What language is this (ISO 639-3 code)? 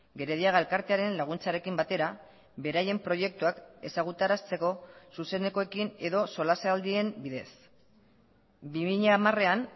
eus